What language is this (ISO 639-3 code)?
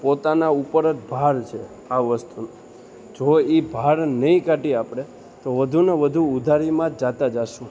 guj